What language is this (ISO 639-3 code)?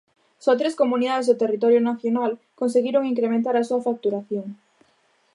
glg